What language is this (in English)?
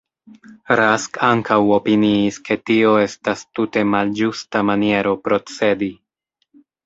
Esperanto